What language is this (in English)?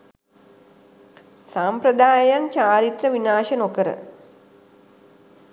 Sinhala